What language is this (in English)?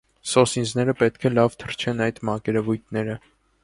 Armenian